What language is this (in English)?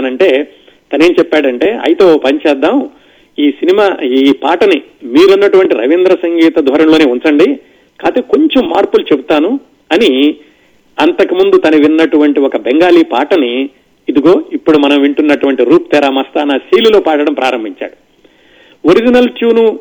Telugu